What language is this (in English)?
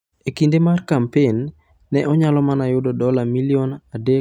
Luo (Kenya and Tanzania)